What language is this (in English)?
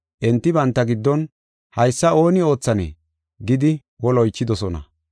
Gofa